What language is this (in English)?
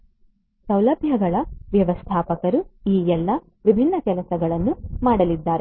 Kannada